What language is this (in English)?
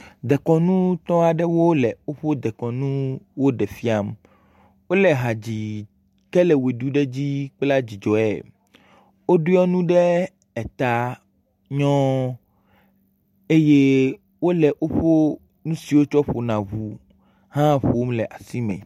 Ewe